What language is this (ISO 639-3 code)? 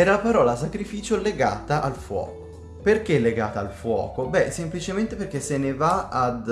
ita